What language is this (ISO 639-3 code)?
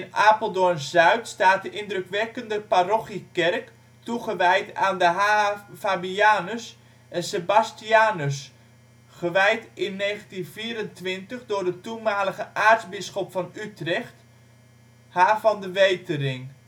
nld